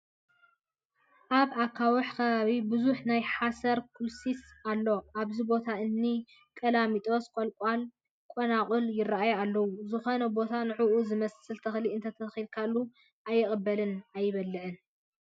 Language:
Tigrinya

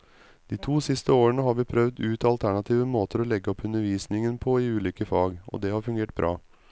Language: Norwegian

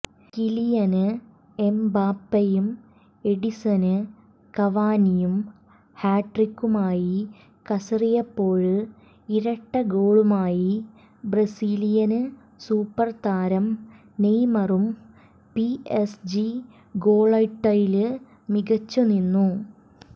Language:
Malayalam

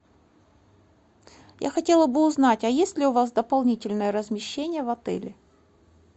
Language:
Russian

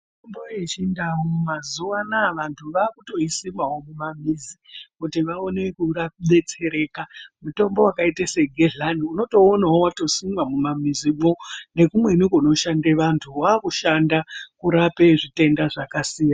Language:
Ndau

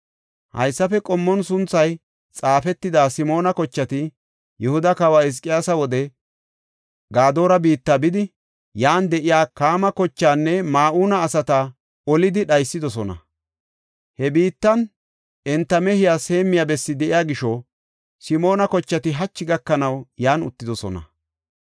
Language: Gofa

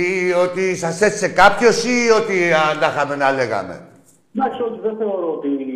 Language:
Greek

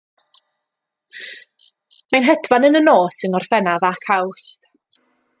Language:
Welsh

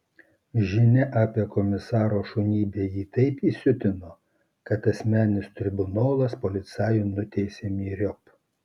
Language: Lithuanian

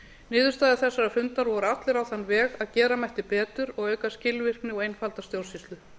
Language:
Icelandic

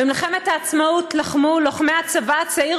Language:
Hebrew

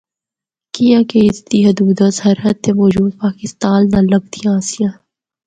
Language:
Northern Hindko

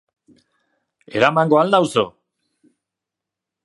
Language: Basque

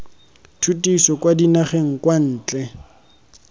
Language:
Tswana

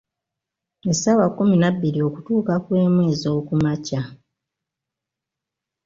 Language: Ganda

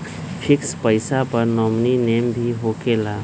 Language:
Magahi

